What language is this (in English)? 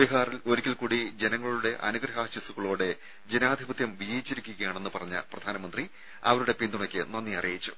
Malayalam